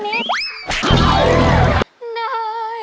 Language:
Thai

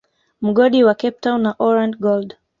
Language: Swahili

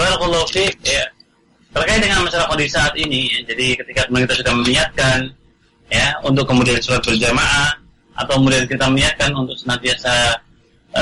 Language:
Indonesian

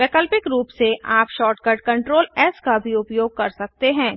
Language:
Hindi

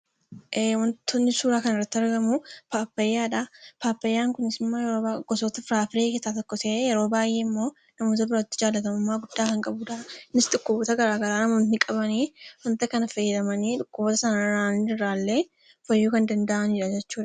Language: Oromo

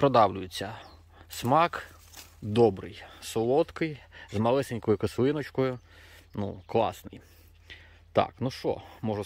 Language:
Ukrainian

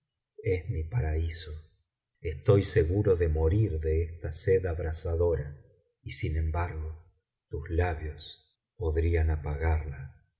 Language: Spanish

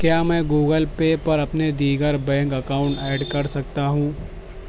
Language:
Urdu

